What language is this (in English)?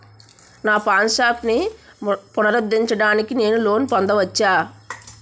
Telugu